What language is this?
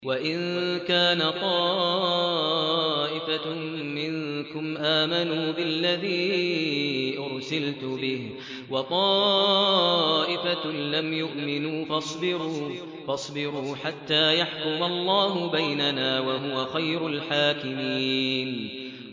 Arabic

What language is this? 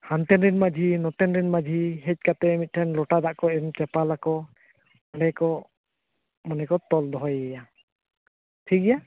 Santali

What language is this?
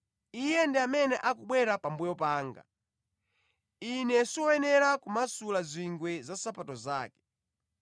Nyanja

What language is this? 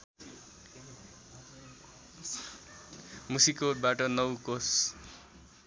Nepali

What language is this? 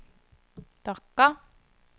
Norwegian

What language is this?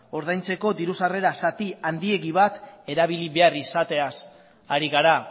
Basque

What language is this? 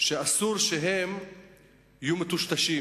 Hebrew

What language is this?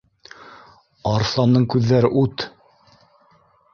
Bashkir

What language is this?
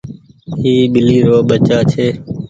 Goaria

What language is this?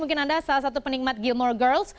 Indonesian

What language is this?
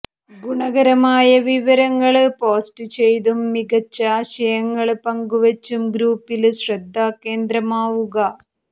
Malayalam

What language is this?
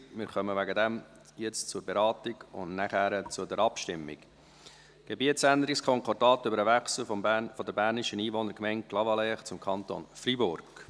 Swiss German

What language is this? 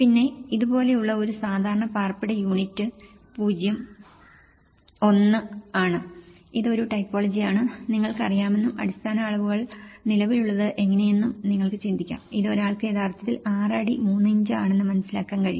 Malayalam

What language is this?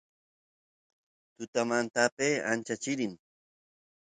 Santiago del Estero Quichua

